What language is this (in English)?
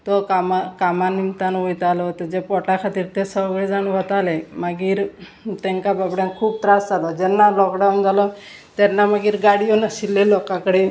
Konkani